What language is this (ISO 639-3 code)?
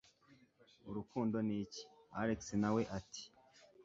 kin